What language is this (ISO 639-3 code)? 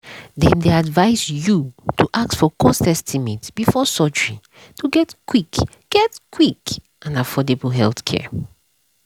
pcm